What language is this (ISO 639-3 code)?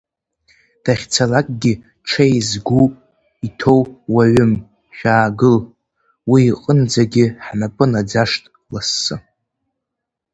abk